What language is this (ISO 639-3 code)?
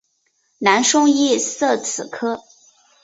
zho